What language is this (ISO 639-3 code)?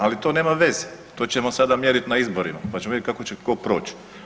hrv